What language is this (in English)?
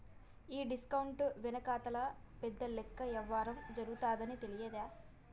Telugu